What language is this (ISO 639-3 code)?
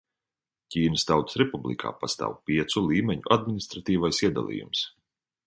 lav